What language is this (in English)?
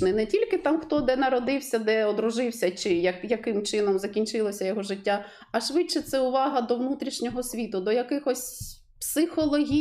Ukrainian